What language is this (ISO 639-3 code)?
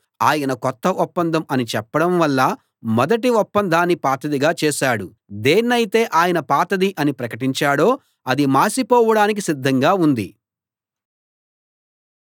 tel